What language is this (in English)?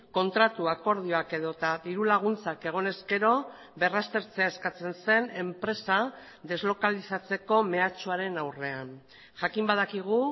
Basque